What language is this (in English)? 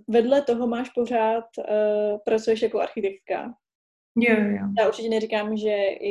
Czech